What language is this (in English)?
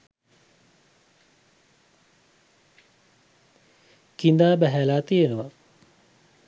Sinhala